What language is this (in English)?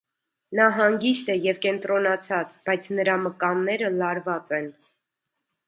Armenian